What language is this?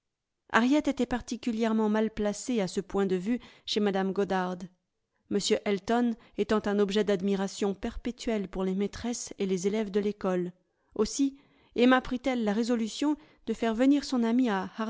French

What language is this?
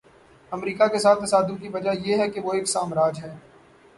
Urdu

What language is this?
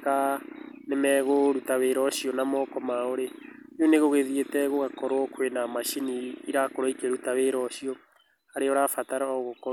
Kikuyu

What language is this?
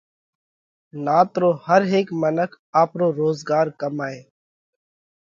Parkari Koli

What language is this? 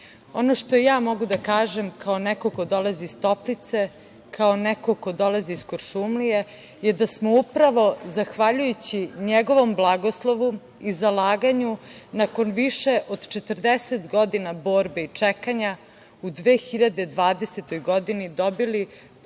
Serbian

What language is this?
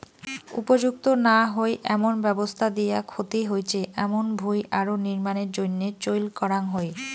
Bangla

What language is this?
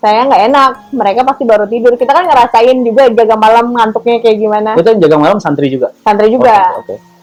Indonesian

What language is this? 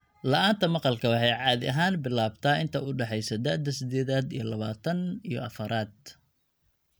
Somali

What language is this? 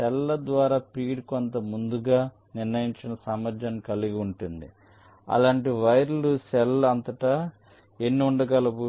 Telugu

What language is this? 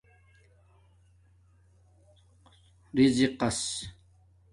Domaaki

